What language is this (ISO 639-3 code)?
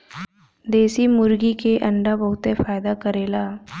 bho